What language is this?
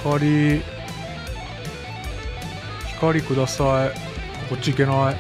Japanese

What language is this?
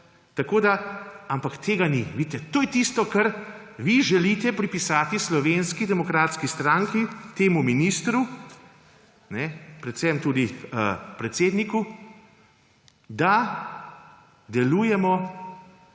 Slovenian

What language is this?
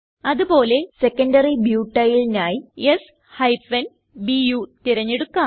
Malayalam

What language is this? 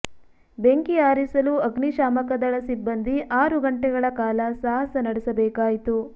Kannada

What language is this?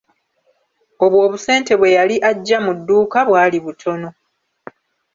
Ganda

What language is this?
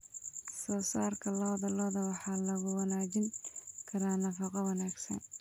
Somali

